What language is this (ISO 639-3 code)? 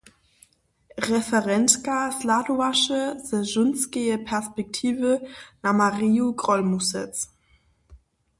hsb